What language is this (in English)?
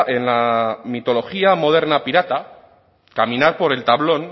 Spanish